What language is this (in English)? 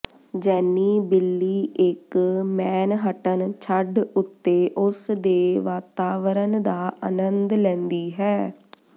Punjabi